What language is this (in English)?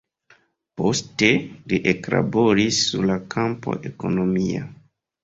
Esperanto